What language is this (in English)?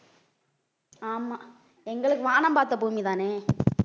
Tamil